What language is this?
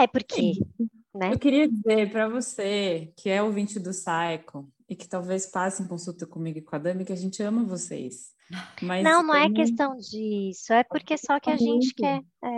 Portuguese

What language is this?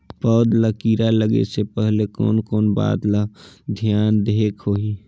Chhattisgarhi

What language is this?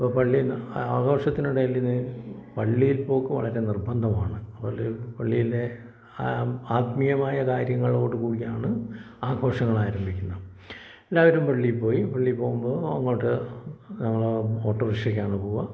Malayalam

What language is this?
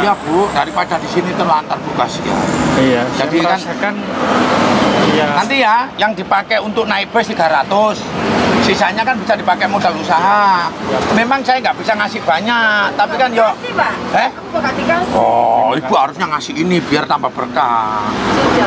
Indonesian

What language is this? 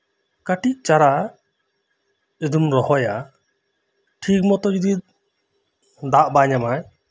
Santali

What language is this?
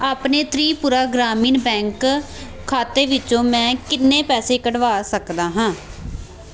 Punjabi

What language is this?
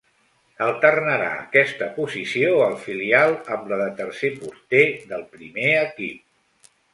Catalan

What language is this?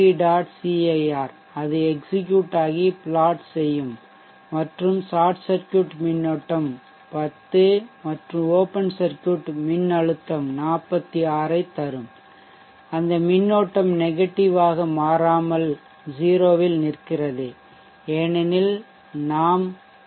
Tamil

